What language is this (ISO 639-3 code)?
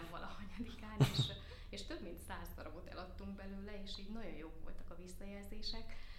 hun